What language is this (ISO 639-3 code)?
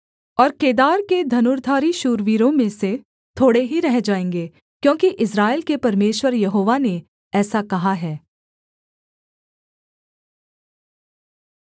hin